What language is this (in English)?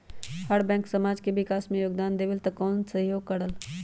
Magahi